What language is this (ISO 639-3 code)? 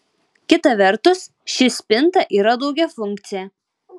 lit